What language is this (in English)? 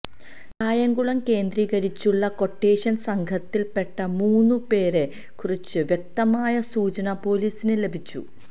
Malayalam